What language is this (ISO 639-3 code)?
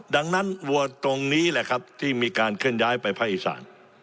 tha